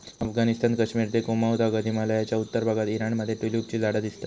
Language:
Marathi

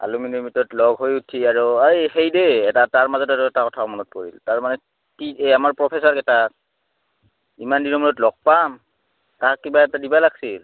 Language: Assamese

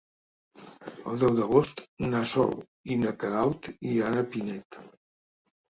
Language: Catalan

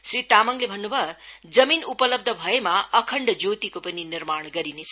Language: Nepali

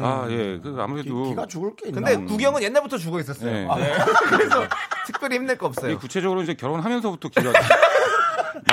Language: Korean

